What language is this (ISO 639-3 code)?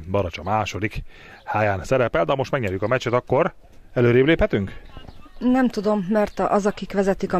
hun